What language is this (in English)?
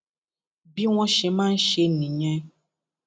Yoruba